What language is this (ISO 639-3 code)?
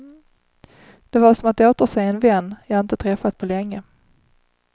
swe